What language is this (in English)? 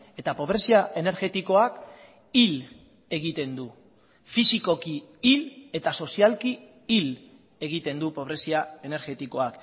Basque